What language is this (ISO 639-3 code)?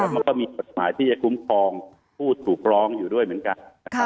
tha